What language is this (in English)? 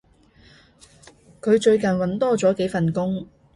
Cantonese